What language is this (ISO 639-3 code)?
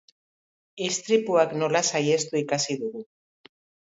eus